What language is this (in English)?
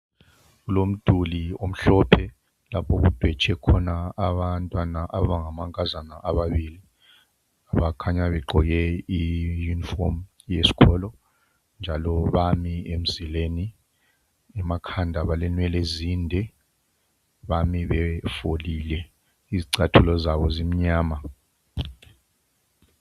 North Ndebele